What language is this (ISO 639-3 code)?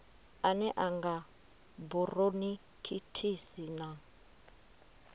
ven